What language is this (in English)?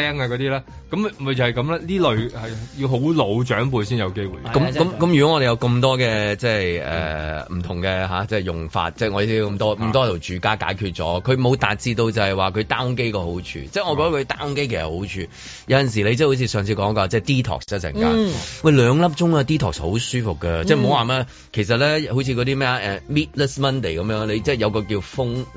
Chinese